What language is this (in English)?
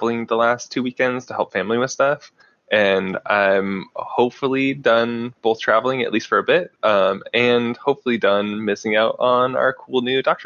English